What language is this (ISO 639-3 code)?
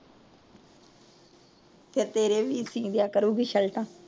pan